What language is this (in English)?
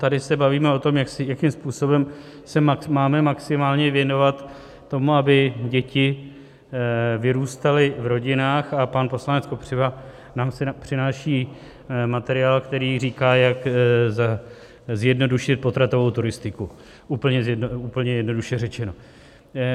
Czech